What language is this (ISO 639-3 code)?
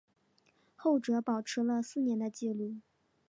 zho